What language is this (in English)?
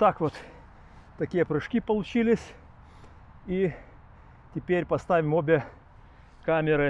Russian